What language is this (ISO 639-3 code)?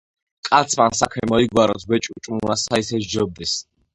kat